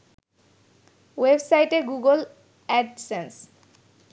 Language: Bangla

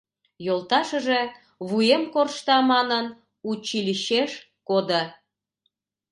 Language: Mari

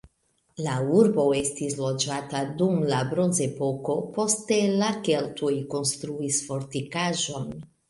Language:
Esperanto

